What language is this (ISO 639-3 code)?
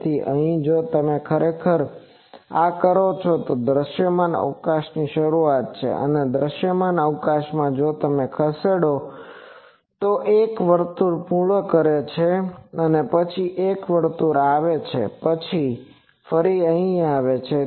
guj